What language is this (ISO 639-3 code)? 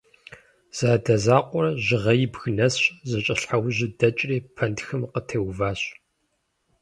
kbd